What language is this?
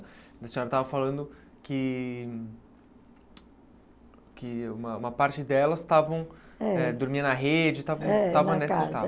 Portuguese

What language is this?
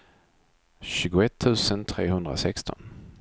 Swedish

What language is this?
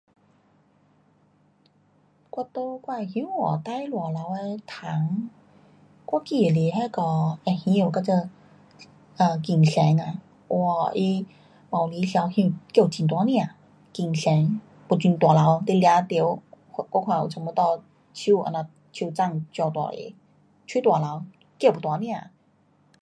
Pu-Xian Chinese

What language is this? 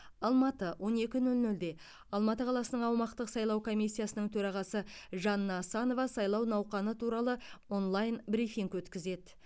Kazakh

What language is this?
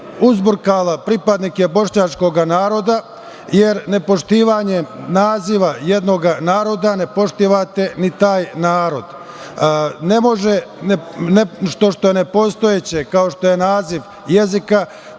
Serbian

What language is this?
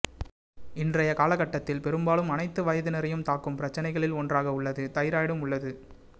Tamil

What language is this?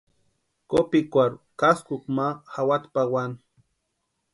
Western Highland Purepecha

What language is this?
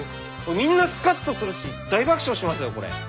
Japanese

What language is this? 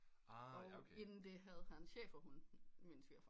Danish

